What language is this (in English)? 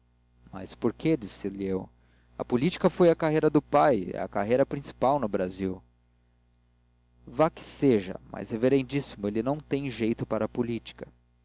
Portuguese